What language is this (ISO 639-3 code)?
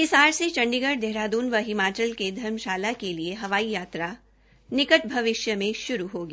hin